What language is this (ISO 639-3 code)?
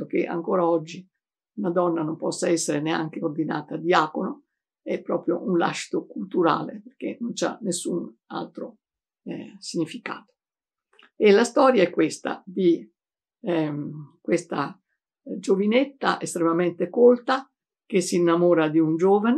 ita